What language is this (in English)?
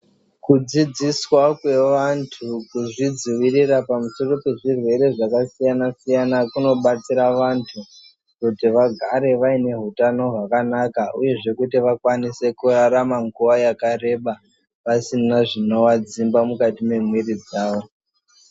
Ndau